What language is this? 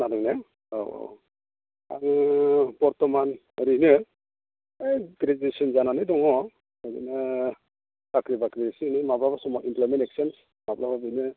Bodo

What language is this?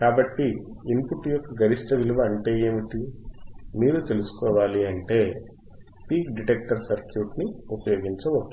Telugu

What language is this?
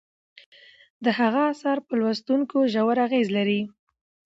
Pashto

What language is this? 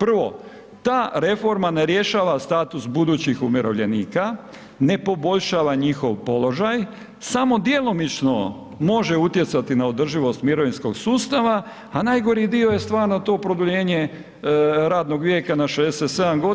Croatian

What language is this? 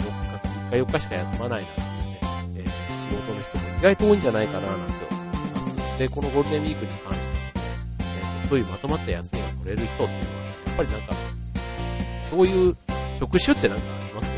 Japanese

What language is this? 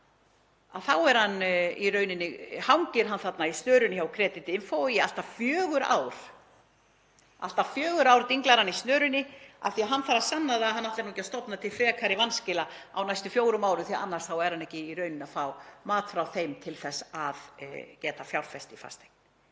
Icelandic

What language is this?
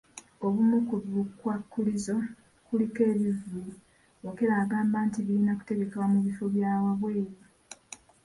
Ganda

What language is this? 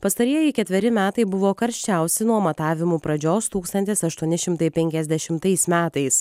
Lithuanian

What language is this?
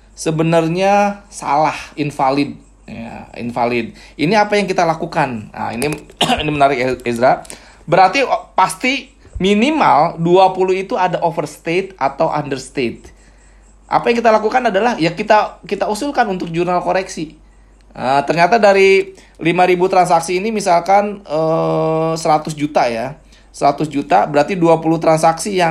Indonesian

